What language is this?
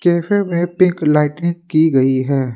Hindi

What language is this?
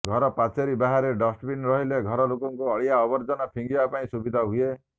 Odia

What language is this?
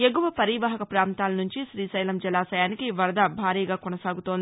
Telugu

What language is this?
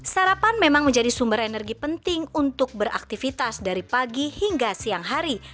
Indonesian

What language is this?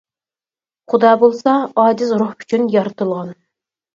Uyghur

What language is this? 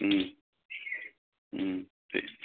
Bodo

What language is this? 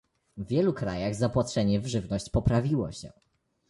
Polish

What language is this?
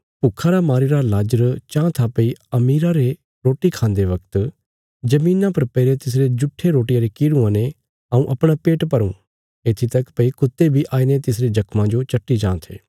Bilaspuri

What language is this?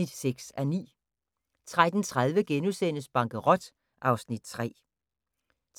Danish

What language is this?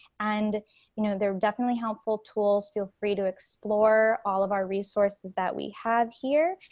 English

